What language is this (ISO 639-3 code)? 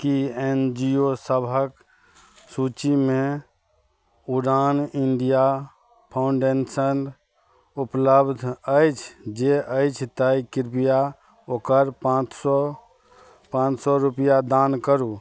mai